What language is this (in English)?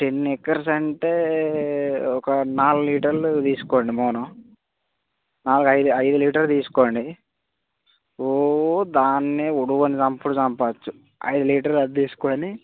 Telugu